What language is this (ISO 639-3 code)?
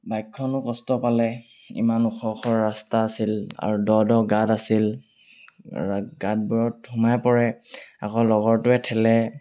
asm